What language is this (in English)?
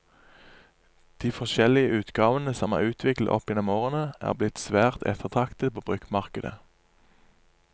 Norwegian